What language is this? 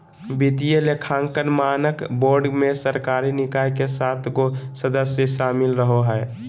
Magahi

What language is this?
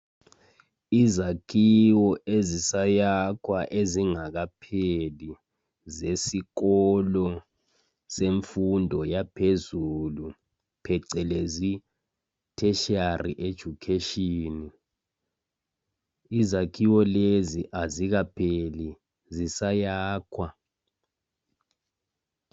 North Ndebele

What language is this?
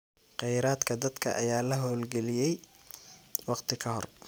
Somali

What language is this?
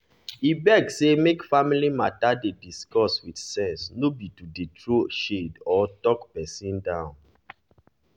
Nigerian Pidgin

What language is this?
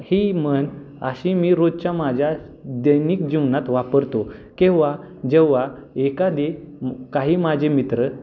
Marathi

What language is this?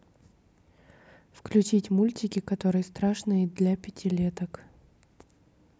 Russian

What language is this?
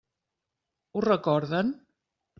Catalan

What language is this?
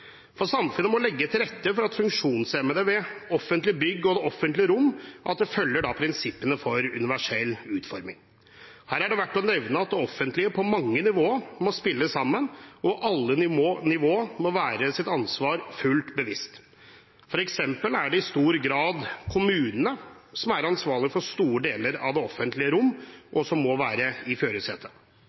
Norwegian Bokmål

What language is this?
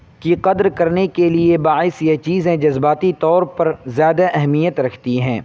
Urdu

